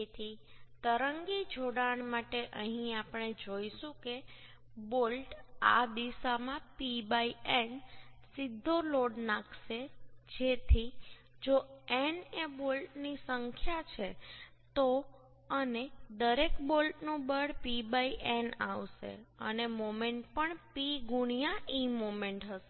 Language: Gujarati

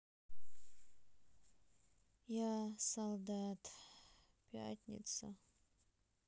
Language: Russian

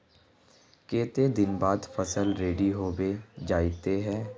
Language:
Magahi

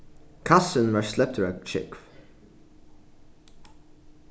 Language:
Faroese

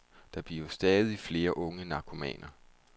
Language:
Danish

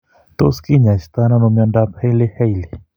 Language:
Kalenjin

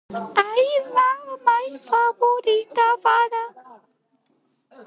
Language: Georgian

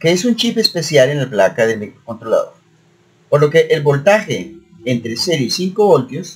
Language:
Spanish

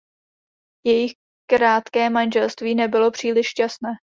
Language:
Czech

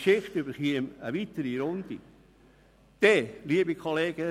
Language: Swiss German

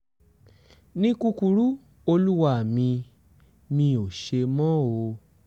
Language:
Yoruba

